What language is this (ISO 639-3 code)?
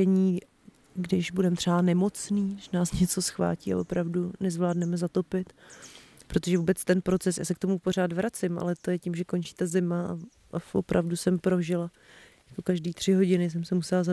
ces